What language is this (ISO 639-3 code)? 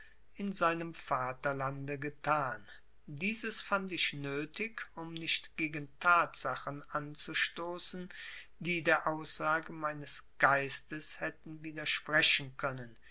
deu